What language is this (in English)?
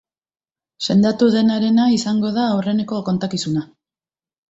Basque